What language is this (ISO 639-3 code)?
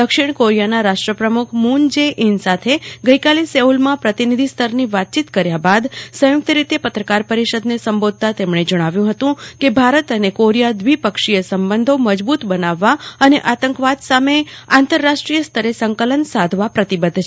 guj